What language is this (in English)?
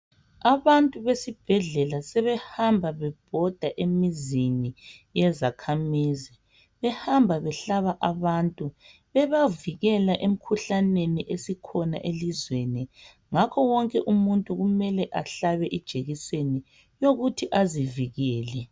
North Ndebele